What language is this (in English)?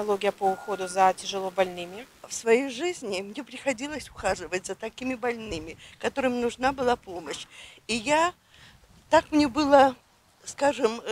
Russian